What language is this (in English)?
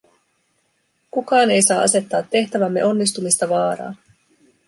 Finnish